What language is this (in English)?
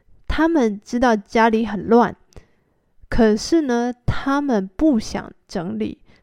Chinese